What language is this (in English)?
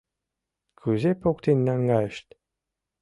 Mari